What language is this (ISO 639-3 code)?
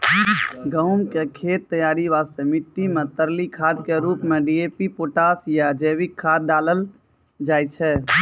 mai